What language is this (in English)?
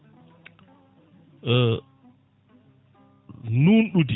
Fula